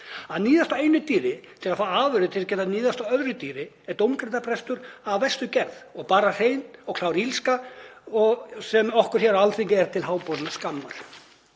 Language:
Icelandic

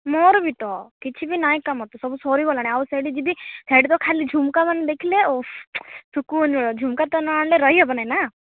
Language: Odia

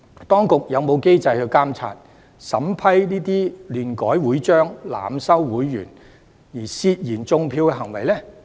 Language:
Cantonese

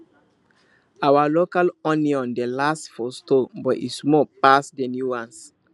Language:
Nigerian Pidgin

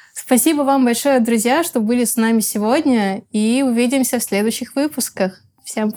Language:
Russian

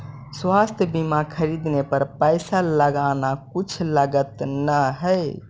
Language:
Magahi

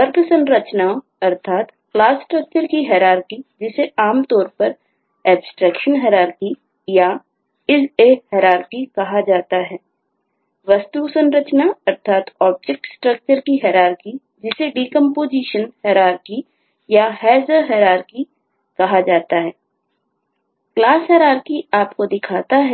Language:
Hindi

